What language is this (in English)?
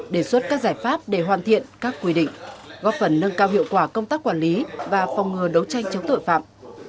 Vietnamese